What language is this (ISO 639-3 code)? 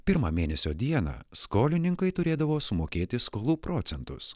lit